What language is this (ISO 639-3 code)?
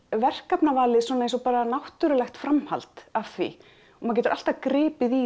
isl